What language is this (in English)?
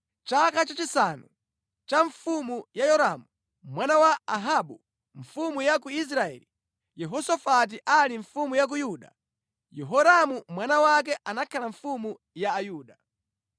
Nyanja